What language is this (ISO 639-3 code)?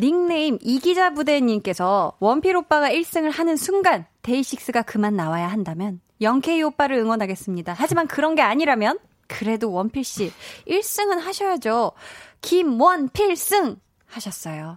kor